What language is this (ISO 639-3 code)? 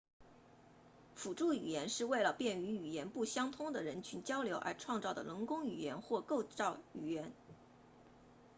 zho